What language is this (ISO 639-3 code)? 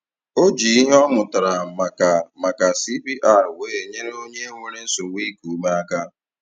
ibo